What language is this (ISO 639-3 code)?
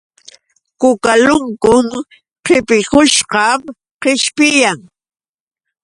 qux